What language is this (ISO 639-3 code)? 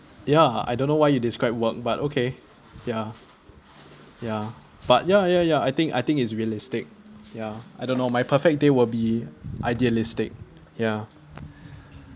eng